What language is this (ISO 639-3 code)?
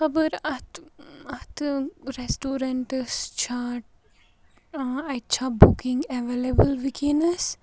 kas